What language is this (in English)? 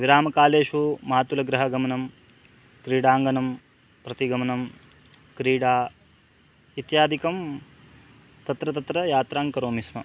Sanskrit